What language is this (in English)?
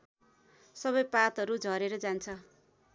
Nepali